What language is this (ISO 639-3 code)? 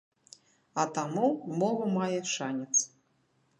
bel